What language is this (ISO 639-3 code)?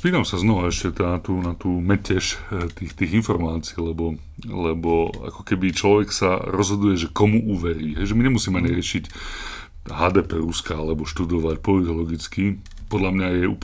slk